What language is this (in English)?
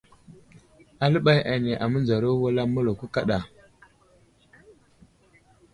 Wuzlam